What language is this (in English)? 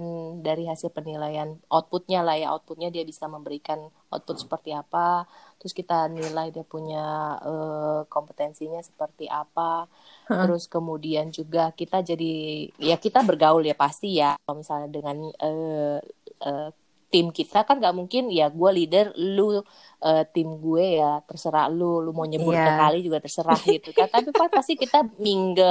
Indonesian